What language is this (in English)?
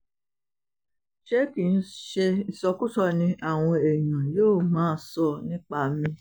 Yoruba